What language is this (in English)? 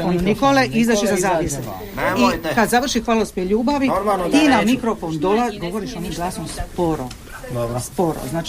Croatian